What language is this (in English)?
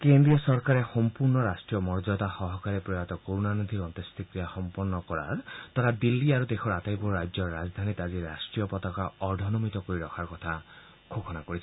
Assamese